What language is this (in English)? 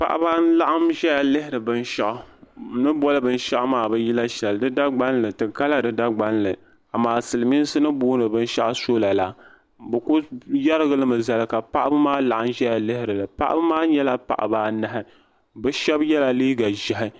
Dagbani